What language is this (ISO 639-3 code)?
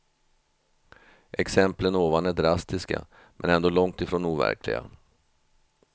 swe